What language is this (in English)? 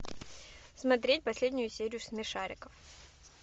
Russian